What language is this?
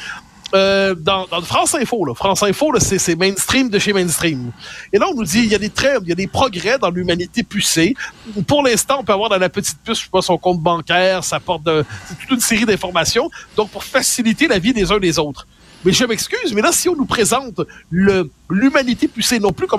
French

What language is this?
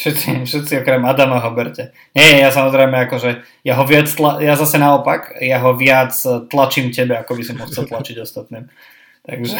Slovak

